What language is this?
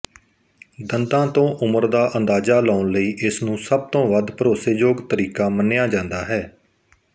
Punjabi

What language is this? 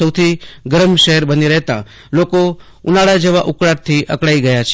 Gujarati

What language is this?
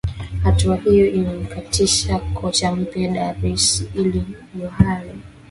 Swahili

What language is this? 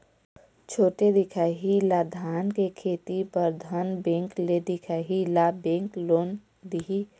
Chhattisgarhi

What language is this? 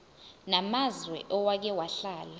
Zulu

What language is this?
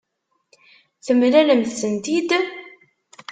Kabyle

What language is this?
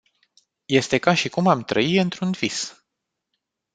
Romanian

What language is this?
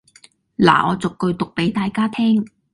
Cantonese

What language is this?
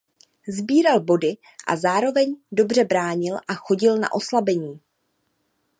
Czech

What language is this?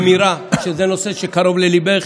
Hebrew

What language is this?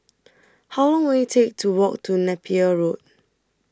English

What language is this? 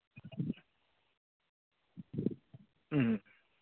Manipuri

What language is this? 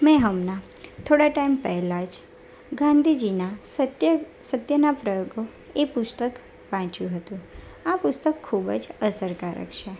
Gujarati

